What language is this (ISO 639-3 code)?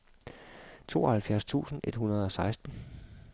dan